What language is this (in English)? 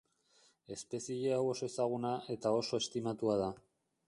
Basque